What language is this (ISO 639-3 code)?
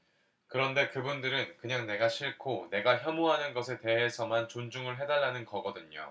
kor